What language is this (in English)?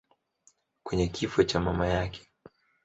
Swahili